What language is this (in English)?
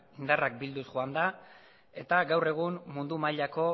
Basque